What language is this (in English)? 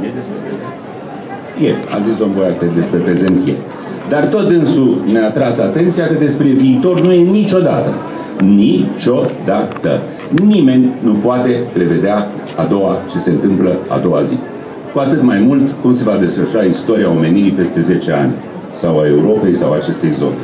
Romanian